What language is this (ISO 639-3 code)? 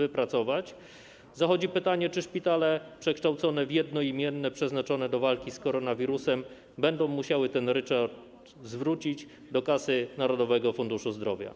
pol